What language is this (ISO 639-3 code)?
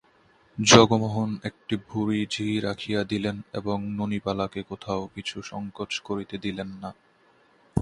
ben